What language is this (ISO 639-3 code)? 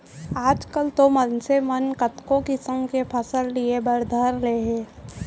hne